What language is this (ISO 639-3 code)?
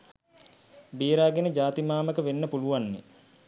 sin